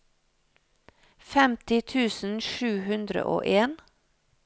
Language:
Norwegian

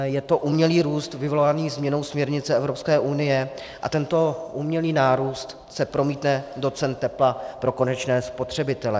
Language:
Czech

